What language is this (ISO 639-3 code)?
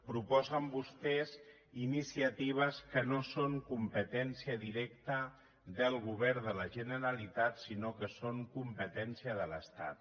cat